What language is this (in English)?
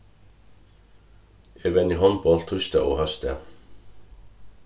Faroese